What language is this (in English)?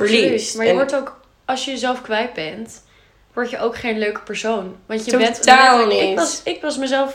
Dutch